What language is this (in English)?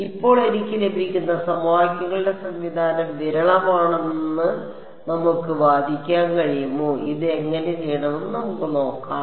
Malayalam